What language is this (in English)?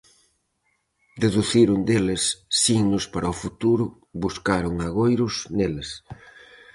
Galician